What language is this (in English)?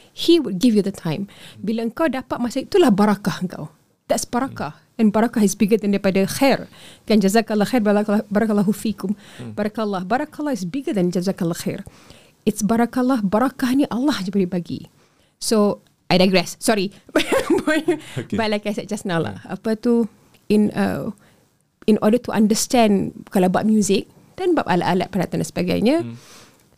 Malay